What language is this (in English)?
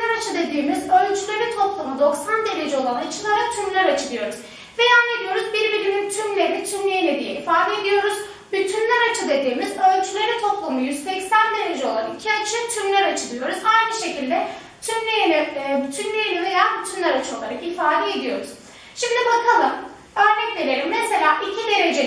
Turkish